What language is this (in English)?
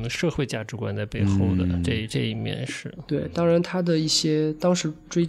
Chinese